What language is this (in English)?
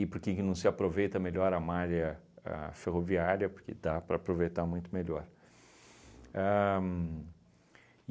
Portuguese